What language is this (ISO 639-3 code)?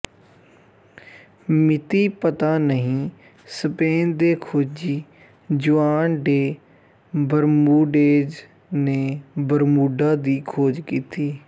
pan